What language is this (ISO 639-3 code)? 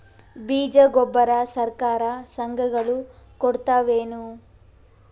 kan